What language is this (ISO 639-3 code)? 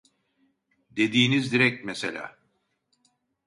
tur